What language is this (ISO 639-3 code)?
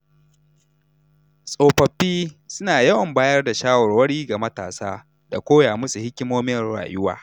hau